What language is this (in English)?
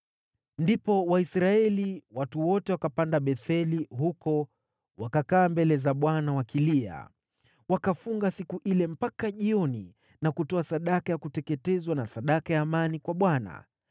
Swahili